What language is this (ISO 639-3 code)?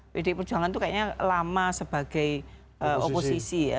ind